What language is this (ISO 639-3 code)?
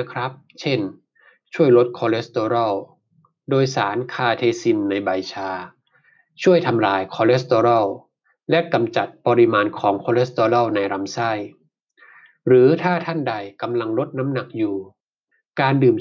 tha